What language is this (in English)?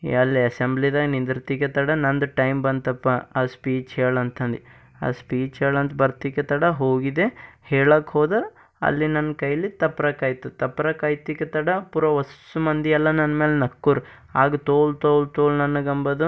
Kannada